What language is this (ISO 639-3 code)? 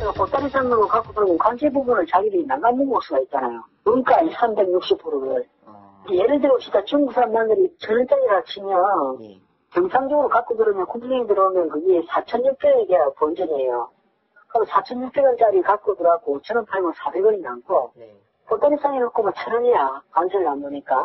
kor